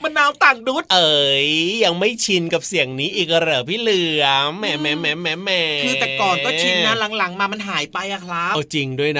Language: Thai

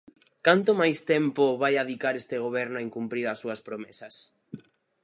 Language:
Galician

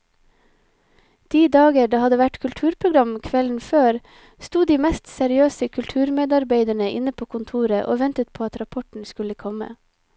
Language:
Norwegian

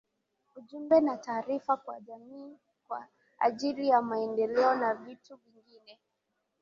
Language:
Swahili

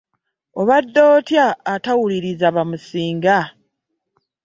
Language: Ganda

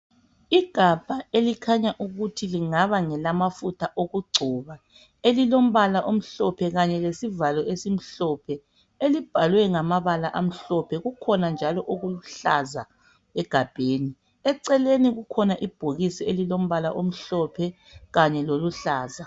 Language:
North Ndebele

